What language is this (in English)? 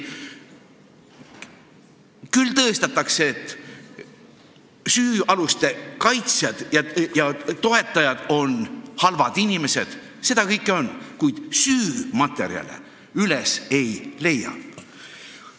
Estonian